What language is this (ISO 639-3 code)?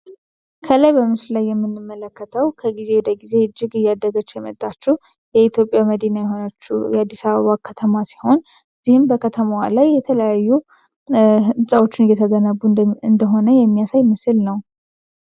amh